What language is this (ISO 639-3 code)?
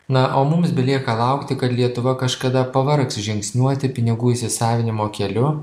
lit